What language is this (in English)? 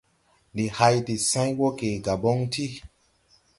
Tupuri